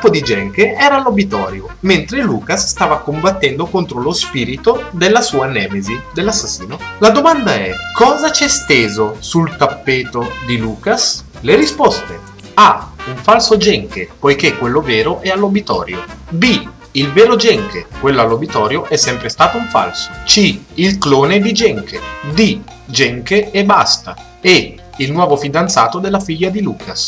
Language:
Italian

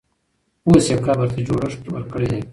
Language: Pashto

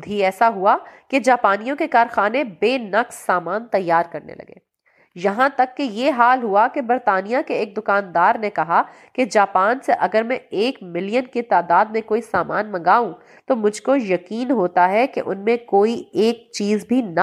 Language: Urdu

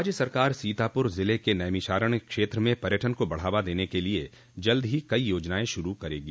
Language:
Hindi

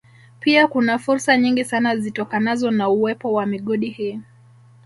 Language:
Swahili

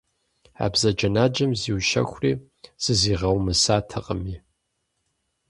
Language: Kabardian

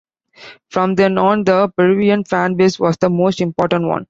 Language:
English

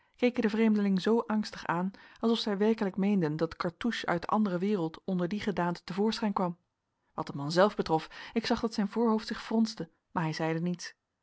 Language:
Dutch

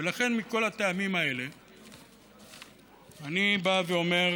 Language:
Hebrew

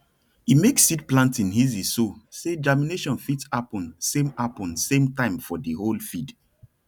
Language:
Nigerian Pidgin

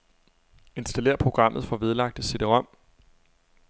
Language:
Danish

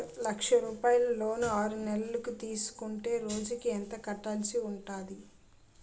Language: Telugu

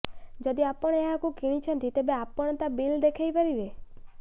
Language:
Odia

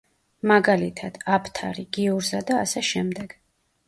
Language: Georgian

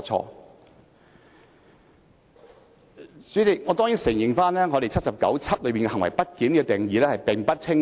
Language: Cantonese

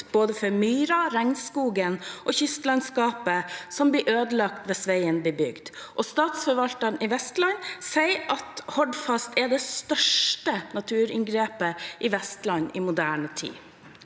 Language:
Norwegian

